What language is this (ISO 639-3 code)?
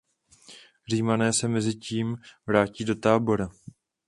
ces